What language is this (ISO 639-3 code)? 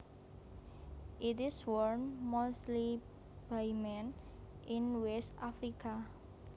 jav